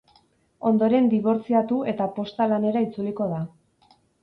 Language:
Basque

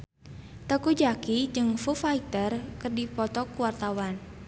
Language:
Sundanese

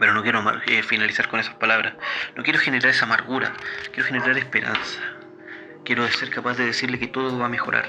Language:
Spanish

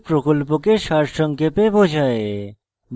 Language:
Bangla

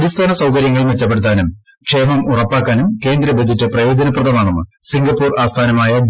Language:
Malayalam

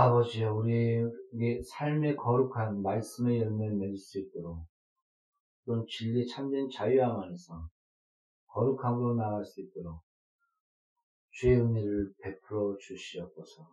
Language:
Korean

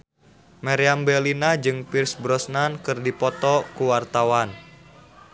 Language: Sundanese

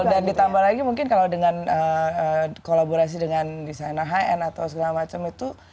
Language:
Indonesian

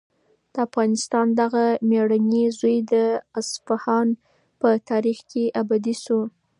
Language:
Pashto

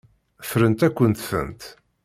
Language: Kabyle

